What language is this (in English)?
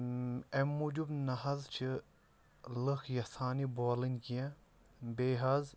Kashmiri